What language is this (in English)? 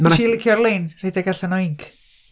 Welsh